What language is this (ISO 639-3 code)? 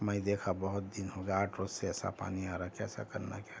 urd